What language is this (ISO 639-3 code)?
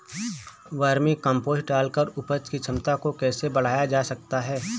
hin